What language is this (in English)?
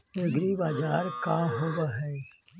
Magahi